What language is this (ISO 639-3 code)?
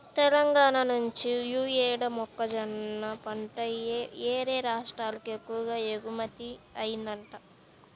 tel